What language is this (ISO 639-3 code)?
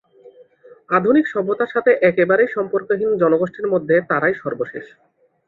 ben